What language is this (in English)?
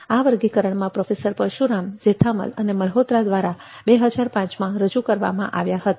Gujarati